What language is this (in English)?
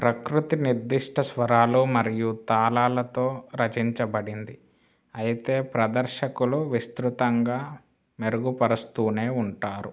Telugu